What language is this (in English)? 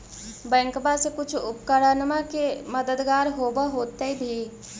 Magahi